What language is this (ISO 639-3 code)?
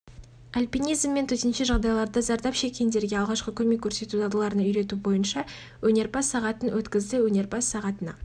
kaz